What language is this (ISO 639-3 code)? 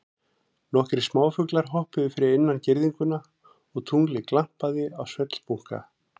isl